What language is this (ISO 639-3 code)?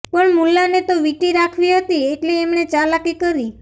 guj